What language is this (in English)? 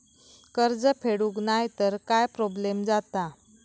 Marathi